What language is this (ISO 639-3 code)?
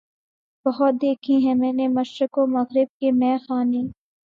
urd